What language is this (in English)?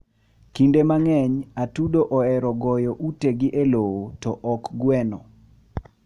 Luo (Kenya and Tanzania)